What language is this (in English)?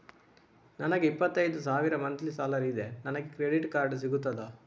Kannada